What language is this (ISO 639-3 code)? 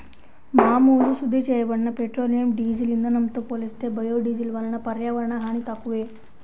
tel